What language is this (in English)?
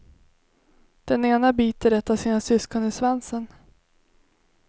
Swedish